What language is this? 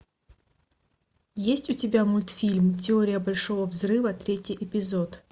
Russian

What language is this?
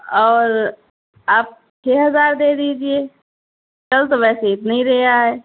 Urdu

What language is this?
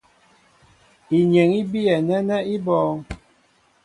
Mbo (Cameroon)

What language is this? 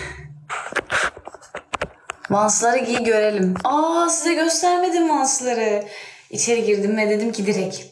Turkish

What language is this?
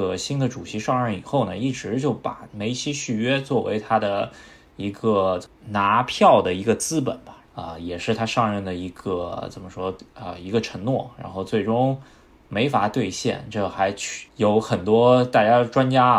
Chinese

